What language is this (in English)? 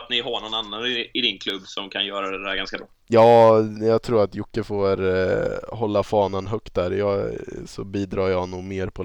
Swedish